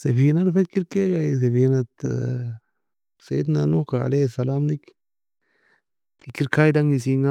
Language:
Nobiin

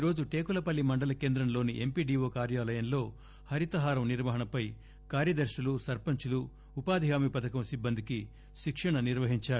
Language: Telugu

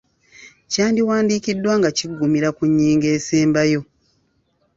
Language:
Ganda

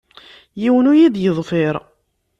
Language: Kabyle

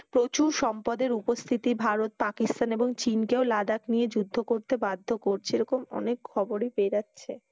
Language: Bangla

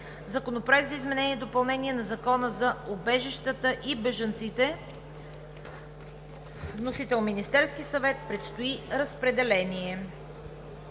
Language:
Bulgarian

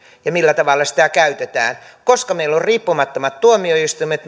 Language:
Finnish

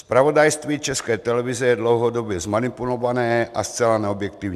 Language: Czech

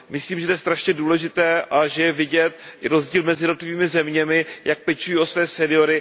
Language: Czech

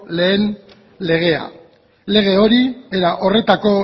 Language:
Basque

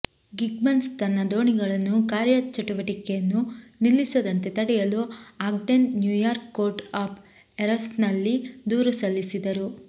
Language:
Kannada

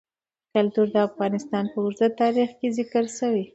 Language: Pashto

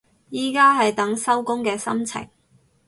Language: Cantonese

